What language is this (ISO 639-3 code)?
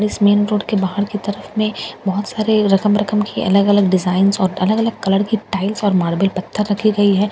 hin